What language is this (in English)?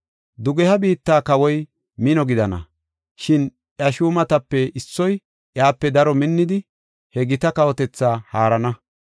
Gofa